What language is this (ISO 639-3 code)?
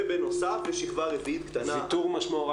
heb